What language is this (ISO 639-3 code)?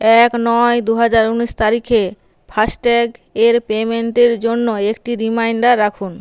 ben